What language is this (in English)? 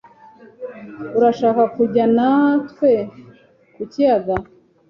Kinyarwanda